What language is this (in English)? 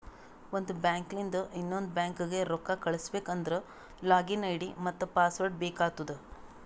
Kannada